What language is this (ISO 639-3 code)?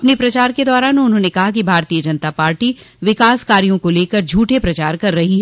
hin